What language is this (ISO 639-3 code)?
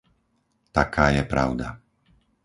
slk